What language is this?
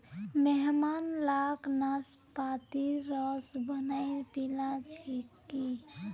Magahi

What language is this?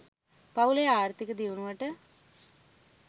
Sinhala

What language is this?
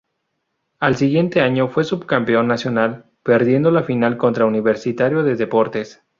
Spanish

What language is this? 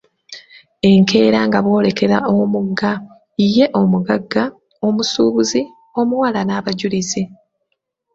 Ganda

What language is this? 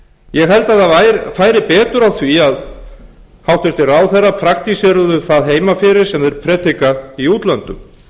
Icelandic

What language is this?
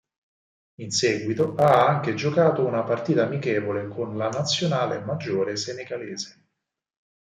Italian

